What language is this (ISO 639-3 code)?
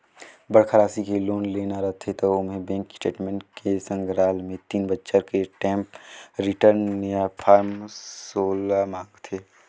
hne